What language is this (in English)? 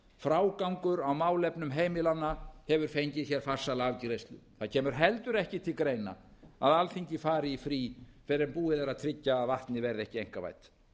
Icelandic